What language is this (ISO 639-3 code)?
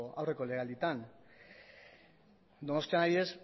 eus